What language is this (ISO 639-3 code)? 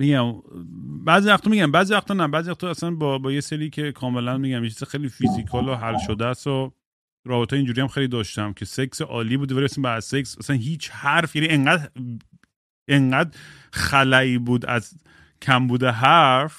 fas